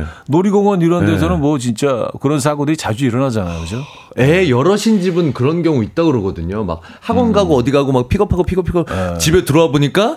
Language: Korean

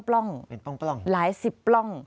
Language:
Thai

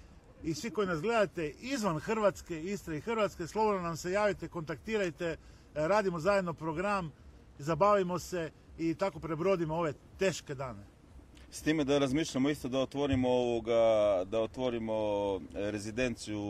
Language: Croatian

